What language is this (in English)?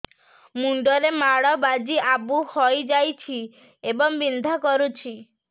Odia